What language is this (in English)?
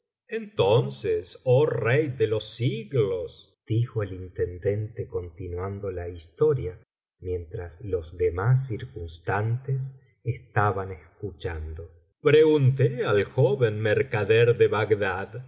Spanish